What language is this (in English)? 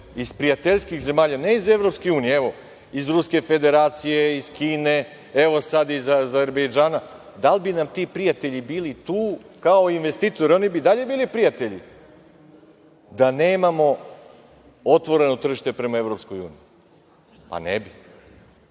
Serbian